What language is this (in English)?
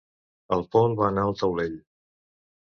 Catalan